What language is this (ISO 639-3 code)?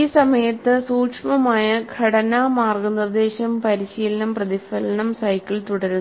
mal